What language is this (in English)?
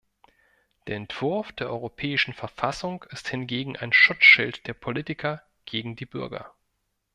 German